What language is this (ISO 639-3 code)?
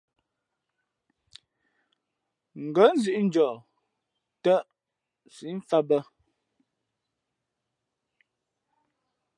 fmp